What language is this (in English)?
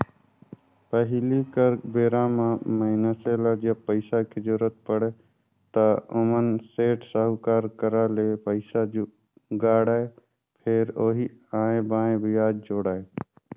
Chhattisgarhi